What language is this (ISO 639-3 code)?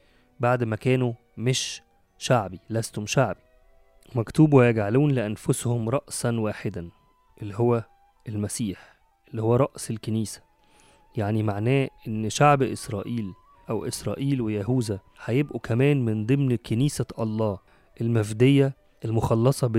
ara